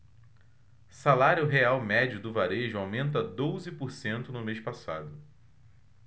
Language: Portuguese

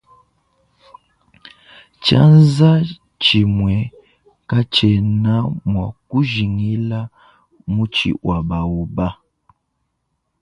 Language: Luba-Lulua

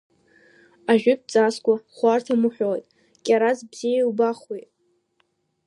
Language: Abkhazian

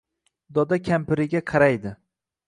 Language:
Uzbek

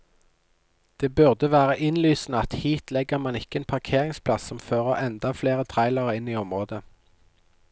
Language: Norwegian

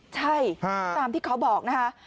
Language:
Thai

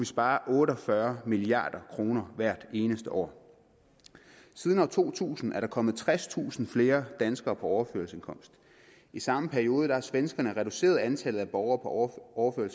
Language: Danish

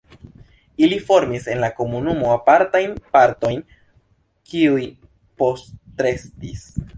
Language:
Esperanto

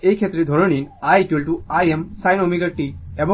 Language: Bangla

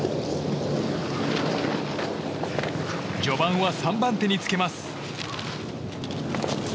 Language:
Japanese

